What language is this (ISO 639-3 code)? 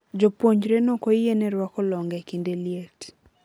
luo